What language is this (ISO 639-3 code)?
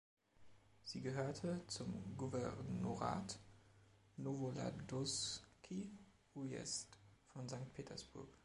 deu